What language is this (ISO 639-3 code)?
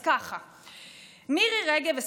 heb